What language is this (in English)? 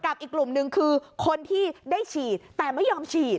Thai